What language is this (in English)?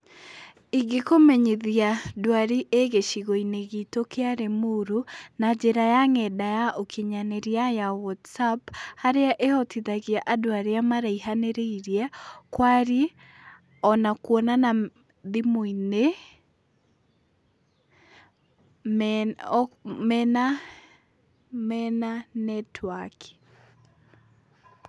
Kikuyu